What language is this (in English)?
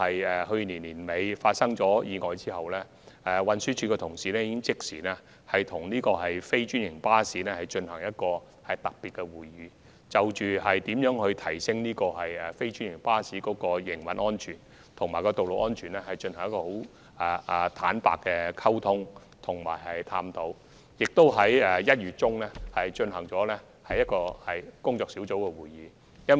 Cantonese